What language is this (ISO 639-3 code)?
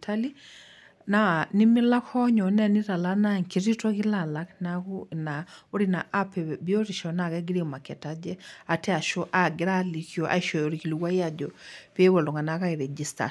mas